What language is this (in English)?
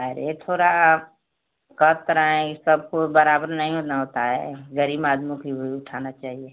Hindi